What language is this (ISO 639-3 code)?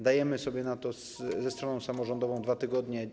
pol